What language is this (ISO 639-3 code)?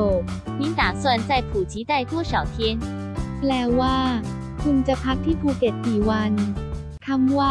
tha